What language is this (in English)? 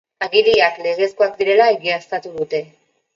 Basque